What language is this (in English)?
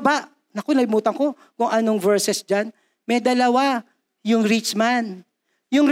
Filipino